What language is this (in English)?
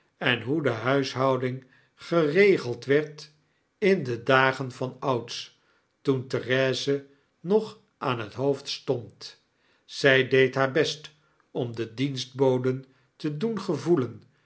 Dutch